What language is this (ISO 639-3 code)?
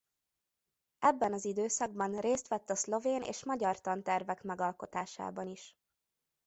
hun